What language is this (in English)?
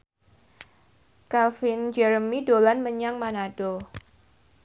Javanese